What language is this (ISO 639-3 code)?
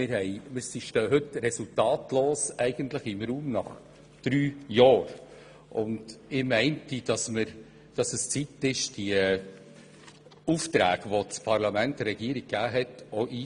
gsw